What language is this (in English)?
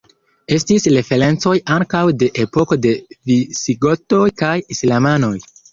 Esperanto